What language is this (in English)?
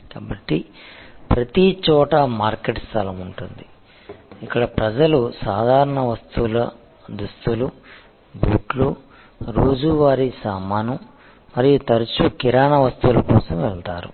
Telugu